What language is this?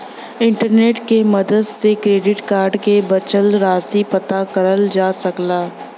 Bhojpuri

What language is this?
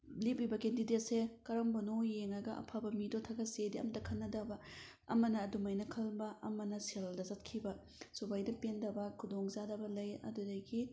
Manipuri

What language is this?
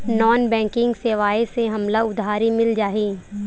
Chhattisgarhi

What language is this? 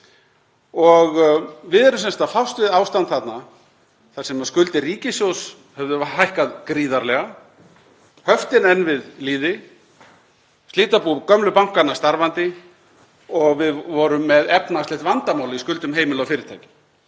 Icelandic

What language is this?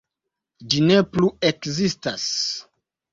Esperanto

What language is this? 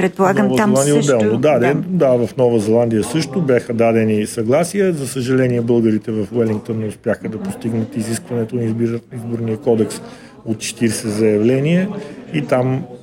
Bulgarian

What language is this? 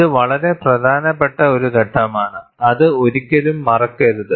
Malayalam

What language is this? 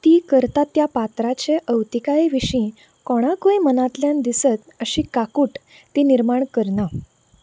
Konkani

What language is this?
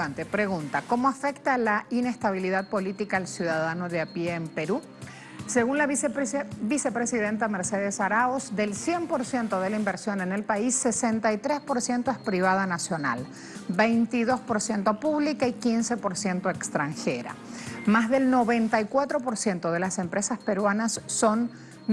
Spanish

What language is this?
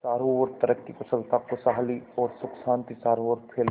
Hindi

